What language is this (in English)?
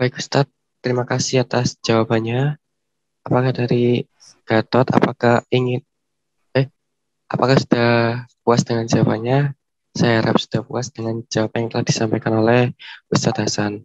Indonesian